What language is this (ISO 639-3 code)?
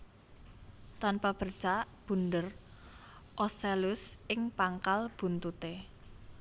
jav